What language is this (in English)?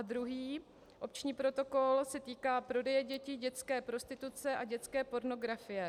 Czech